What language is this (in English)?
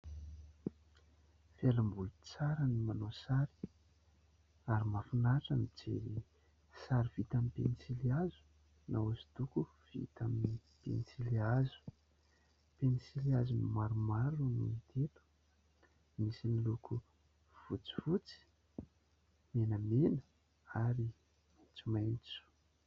Malagasy